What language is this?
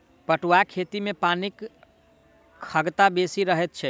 Maithili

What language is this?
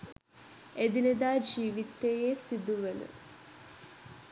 Sinhala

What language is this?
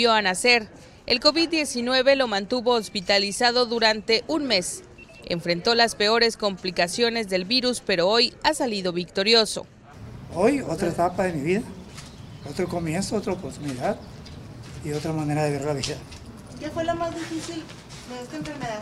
Spanish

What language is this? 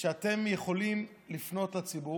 Hebrew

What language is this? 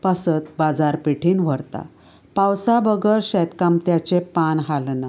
Konkani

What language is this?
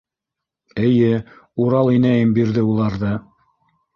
Bashkir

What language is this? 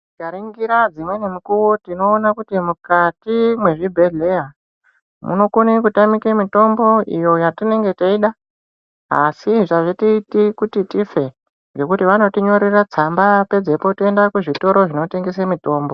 Ndau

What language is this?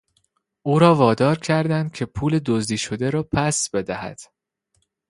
Persian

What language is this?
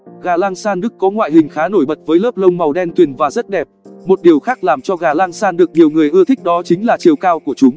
Vietnamese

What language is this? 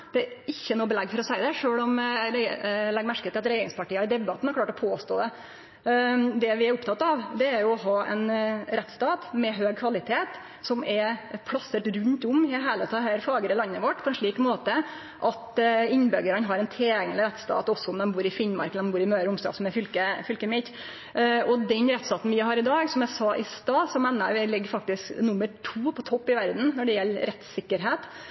Norwegian Nynorsk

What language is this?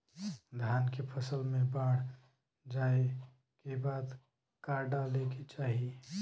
Bhojpuri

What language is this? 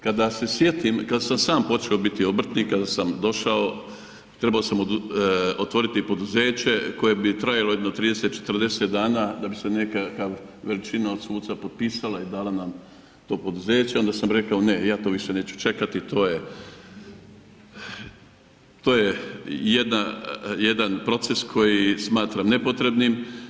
Croatian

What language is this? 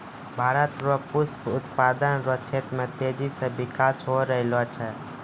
Maithili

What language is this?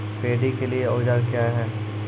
Maithili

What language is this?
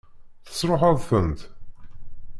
Kabyle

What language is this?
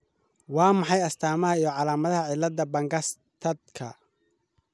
Somali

